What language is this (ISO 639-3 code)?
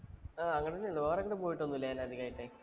mal